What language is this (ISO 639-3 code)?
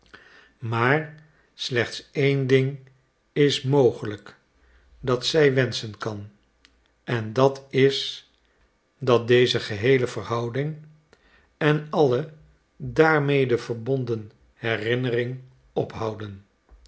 nld